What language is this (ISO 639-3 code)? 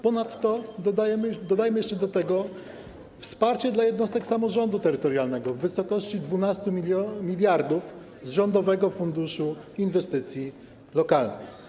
pol